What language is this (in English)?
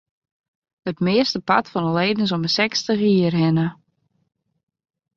Western Frisian